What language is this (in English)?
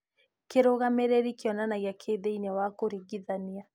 Kikuyu